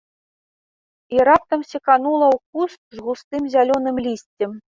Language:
Belarusian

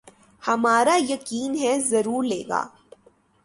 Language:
Urdu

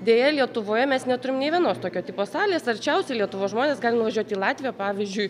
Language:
Lithuanian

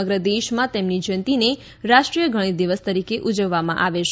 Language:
Gujarati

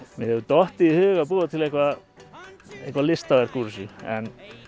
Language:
Icelandic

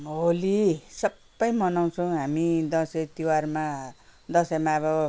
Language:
Nepali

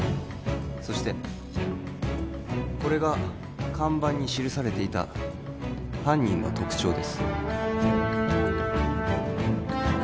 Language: Japanese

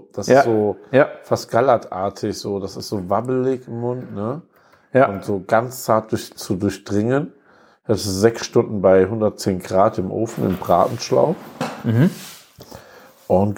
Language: German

